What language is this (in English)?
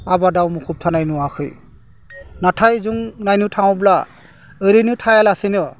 Bodo